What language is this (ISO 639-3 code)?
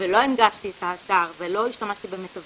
heb